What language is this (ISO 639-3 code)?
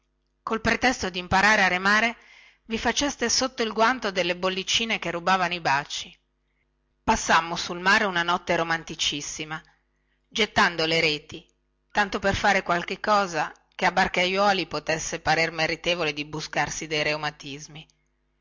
ita